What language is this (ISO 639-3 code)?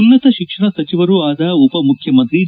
kan